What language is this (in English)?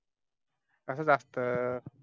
Marathi